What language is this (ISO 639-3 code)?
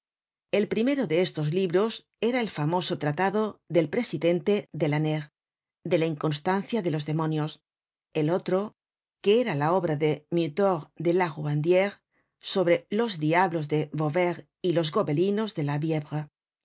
spa